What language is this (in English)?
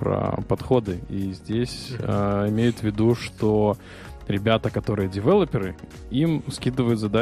Russian